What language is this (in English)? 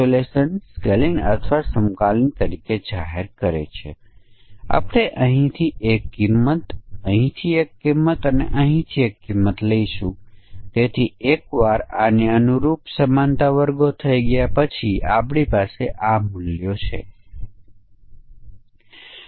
Gujarati